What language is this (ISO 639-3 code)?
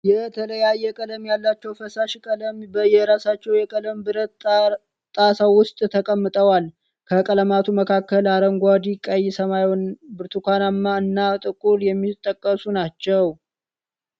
amh